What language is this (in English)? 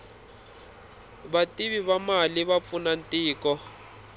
Tsonga